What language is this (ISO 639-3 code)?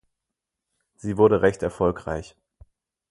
deu